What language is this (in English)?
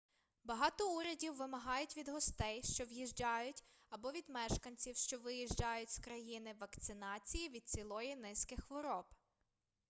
Ukrainian